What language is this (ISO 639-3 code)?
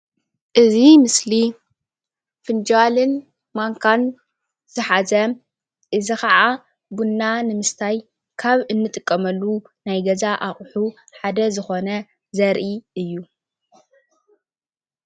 tir